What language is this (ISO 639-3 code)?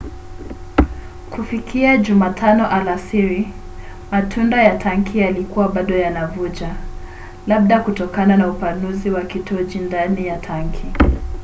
swa